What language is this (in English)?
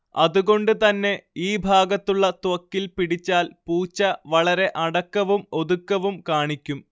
Malayalam